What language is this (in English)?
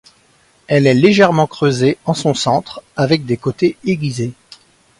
French